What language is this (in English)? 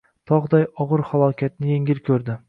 Uzbek